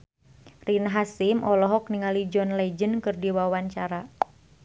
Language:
Sundanese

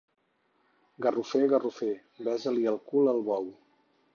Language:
Catalan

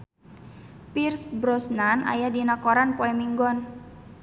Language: Sundanese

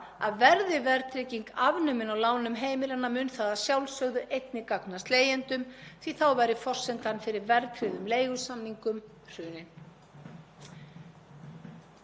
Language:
Icelandic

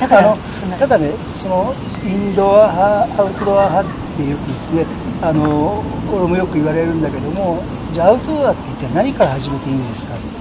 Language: Japanese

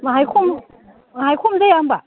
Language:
Bodo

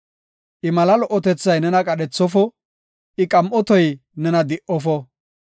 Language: Gofa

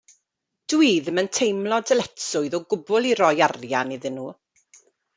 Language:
Welsh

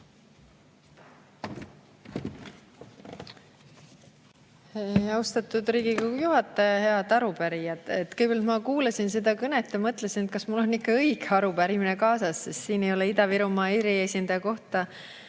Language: Estonian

